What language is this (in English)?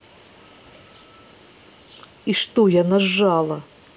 Russian